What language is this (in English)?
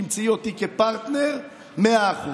Hebrew